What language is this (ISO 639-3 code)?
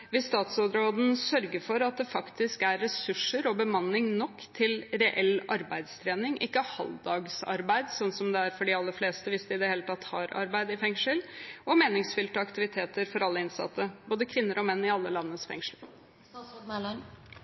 nob